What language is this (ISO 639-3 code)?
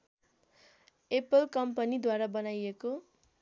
nep